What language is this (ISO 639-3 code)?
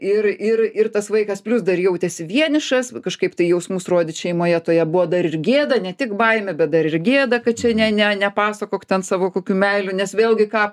lit